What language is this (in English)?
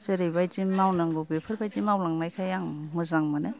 Bodo